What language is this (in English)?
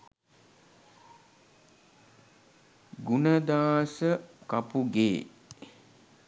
Sinhala